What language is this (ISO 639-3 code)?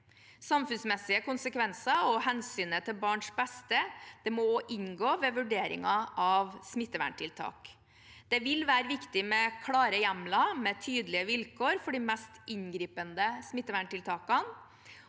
nor